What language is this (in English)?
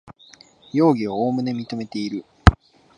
Japanese